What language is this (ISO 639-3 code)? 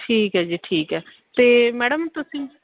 pan